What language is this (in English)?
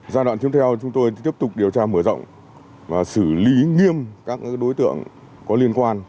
Vietnamese